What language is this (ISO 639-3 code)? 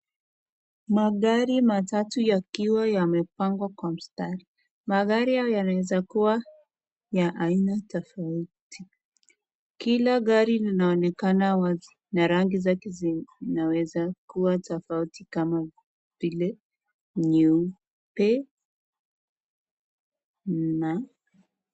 swa